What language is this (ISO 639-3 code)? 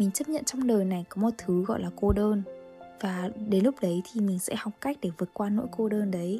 vie